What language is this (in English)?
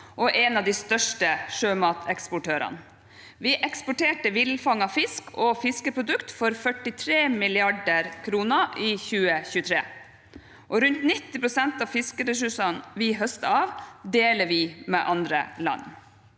Norwegian